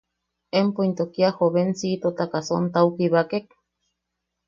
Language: Yaqui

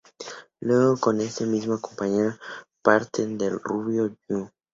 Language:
Spanish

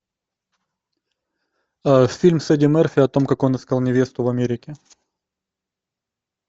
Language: Russian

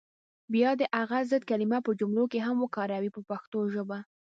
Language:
Pashto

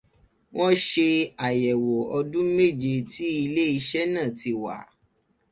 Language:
Yoruba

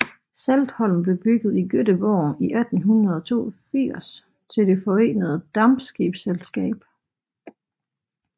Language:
Danish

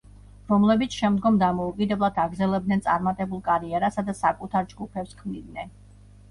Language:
Georgian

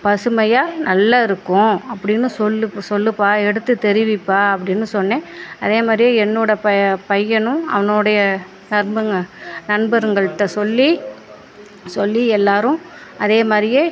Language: Tamil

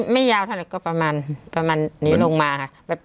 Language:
Thai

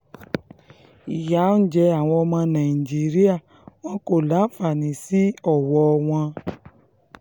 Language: Yoruba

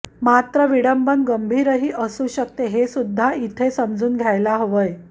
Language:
Marathi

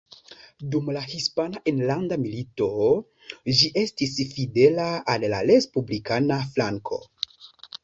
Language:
Esperanto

